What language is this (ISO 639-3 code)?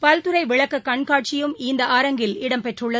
tam